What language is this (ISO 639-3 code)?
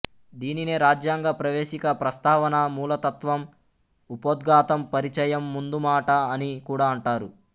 tel